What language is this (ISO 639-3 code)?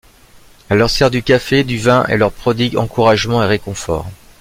fra